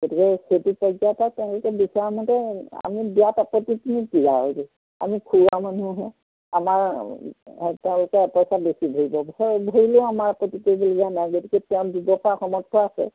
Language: Assamese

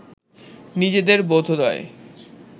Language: Bangla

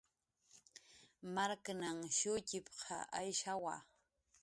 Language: Jaqaru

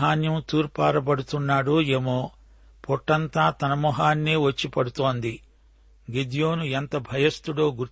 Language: Telugu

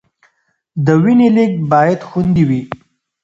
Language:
Pashto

